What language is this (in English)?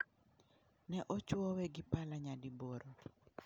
Luo (Kenya and Tanzania)